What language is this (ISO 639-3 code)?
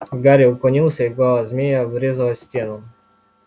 rus